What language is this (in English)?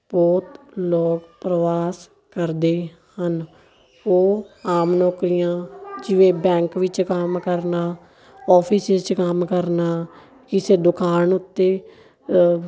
Punjabi